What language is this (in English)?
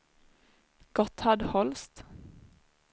Swedish